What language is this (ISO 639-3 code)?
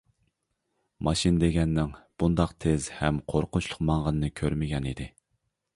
uig